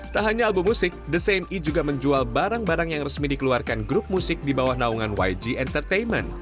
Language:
Indonesian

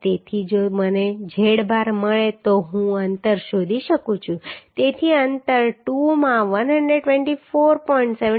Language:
Gujarati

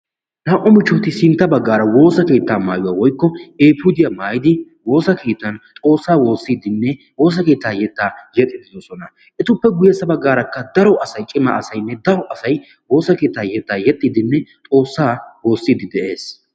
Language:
Wolaytta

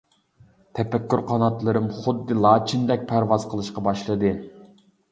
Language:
Uyghur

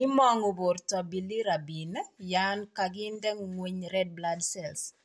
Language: Kalenjin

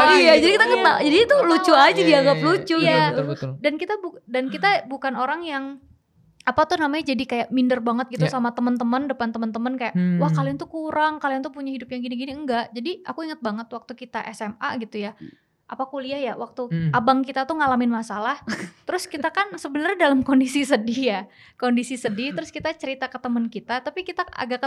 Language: Indonesian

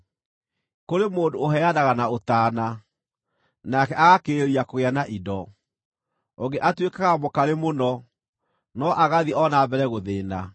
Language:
Kikuyu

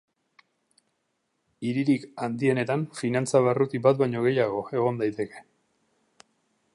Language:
Basque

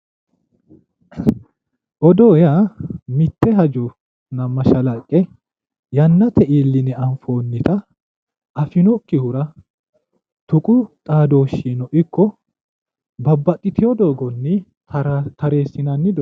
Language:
Sidamo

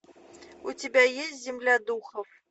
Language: Russian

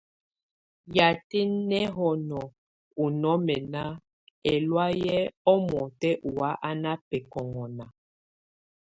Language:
Tunen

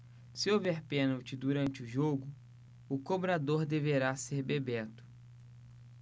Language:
Portuguese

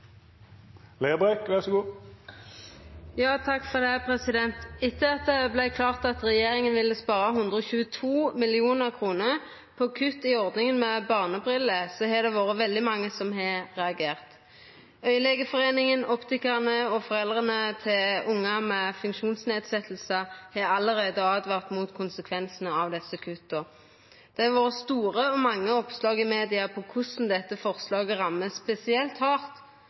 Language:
Norwegian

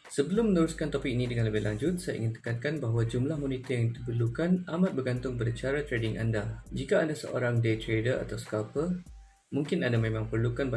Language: Malay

